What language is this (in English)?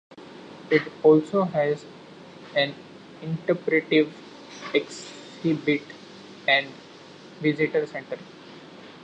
English